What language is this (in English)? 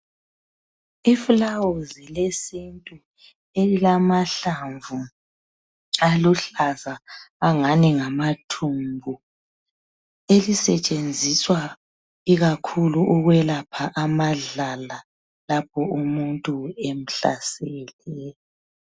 North Ndebele